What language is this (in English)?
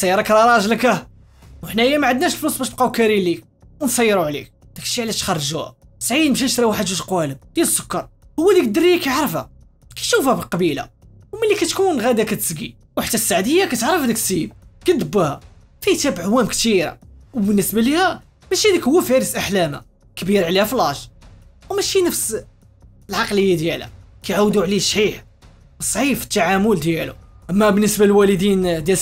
Arabic